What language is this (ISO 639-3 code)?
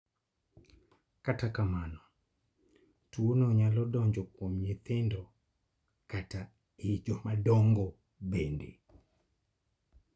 luo